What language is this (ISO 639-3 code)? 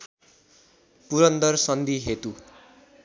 nep